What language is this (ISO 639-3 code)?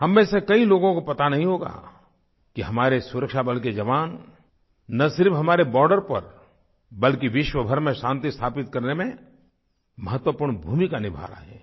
hin